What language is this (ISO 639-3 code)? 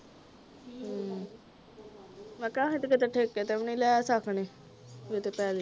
pan